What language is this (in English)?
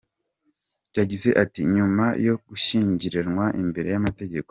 Kinyarwanda